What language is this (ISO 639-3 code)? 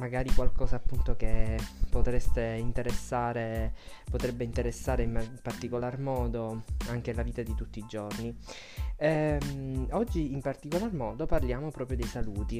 ita